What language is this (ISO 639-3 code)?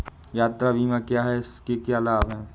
hin